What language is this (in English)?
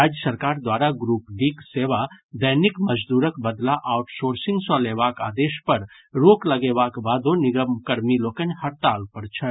Maithili